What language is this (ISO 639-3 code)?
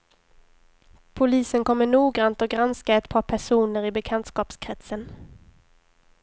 swe